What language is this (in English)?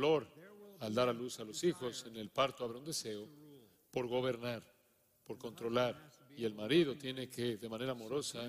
Spanish